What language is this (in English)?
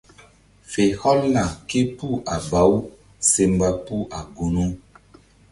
Mbum